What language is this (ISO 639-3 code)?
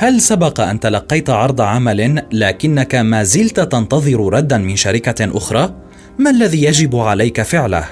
ara